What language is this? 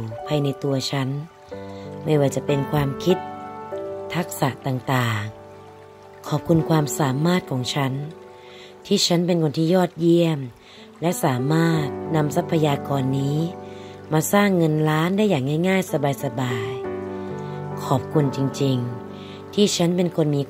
Thai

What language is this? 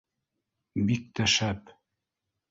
Bashkir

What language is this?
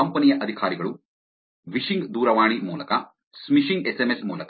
Kannada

